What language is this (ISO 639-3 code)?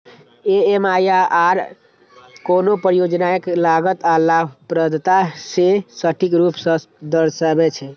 mai